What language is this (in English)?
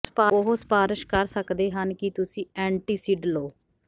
Punjabi